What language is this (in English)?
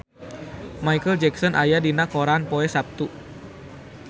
Sundanese